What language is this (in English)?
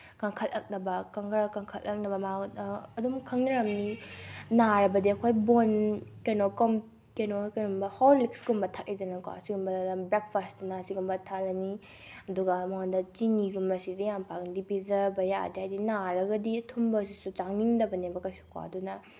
Manipuri